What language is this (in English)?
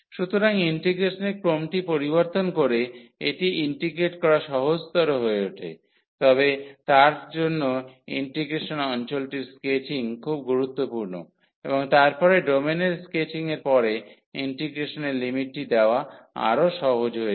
Bangla